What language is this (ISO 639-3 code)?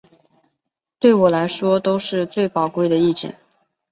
zho